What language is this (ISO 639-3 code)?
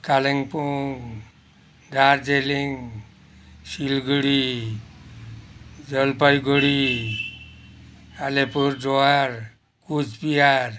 nep